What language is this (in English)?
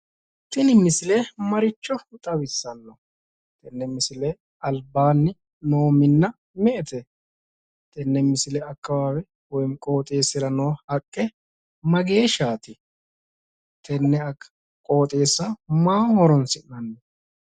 Sidamo